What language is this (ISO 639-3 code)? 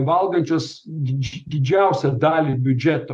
lit